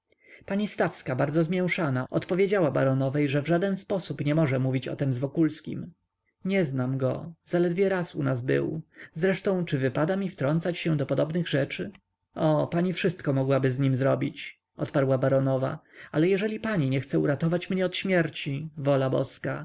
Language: Polish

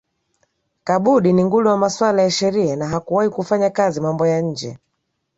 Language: Swahili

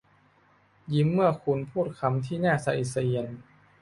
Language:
Thai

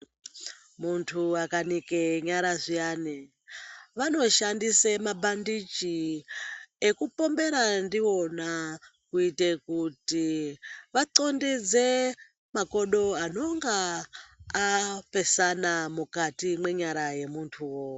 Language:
Ndau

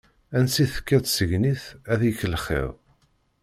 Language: Kabyle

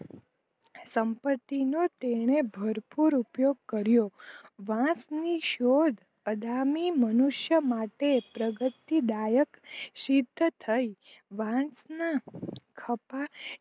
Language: Gujarati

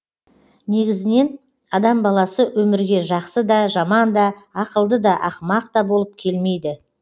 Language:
Kazakh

